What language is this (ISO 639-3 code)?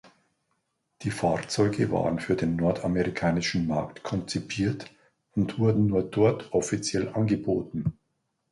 deu